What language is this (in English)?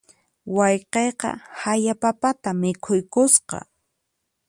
Puno Quechua